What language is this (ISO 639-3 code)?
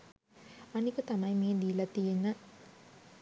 sin